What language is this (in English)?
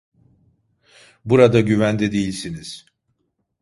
Turkish